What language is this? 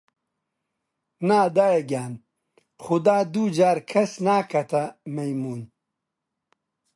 Central Kurdish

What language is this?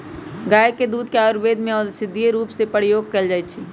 Magahi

